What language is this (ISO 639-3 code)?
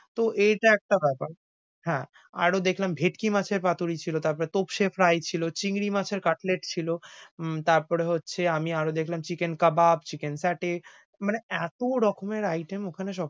ben